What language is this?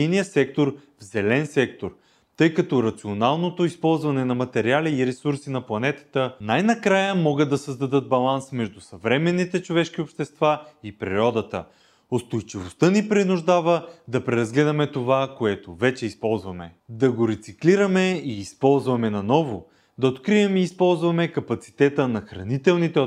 Bulgarian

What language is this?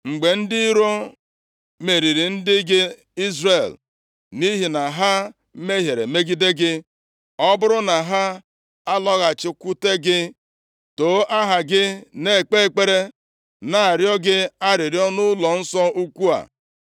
Igbo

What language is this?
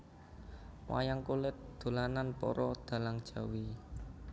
Javanese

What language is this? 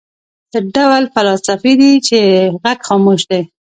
Pashto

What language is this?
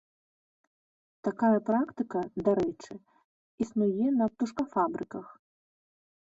Belarusian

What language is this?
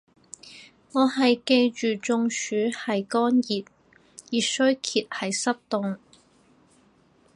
Cantonese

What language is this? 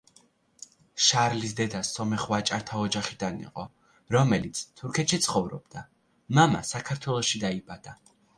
Georgian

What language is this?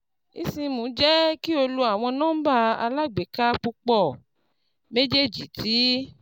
Yoruba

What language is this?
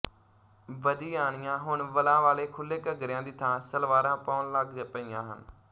Punjabi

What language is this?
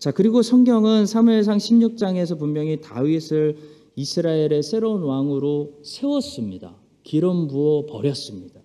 Korean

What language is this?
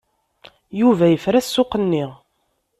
Kabyle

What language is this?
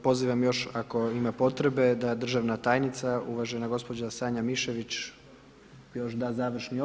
Croatian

